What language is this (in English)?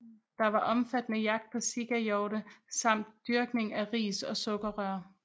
Danish